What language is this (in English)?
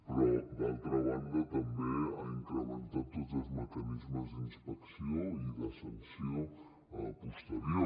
Catalan